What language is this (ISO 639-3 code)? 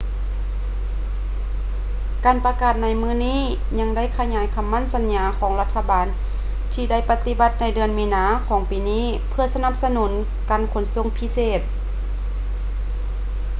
lao